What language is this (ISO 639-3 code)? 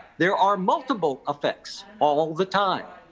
eng